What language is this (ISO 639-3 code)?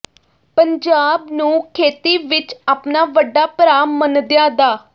pan